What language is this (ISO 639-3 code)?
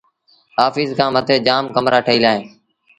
sbn